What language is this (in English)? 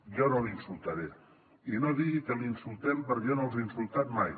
Catalan